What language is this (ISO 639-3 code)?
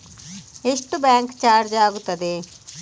kan